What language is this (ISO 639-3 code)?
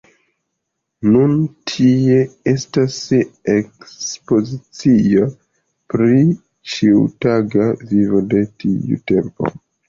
epo